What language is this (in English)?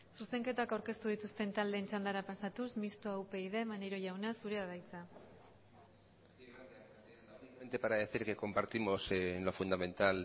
Basque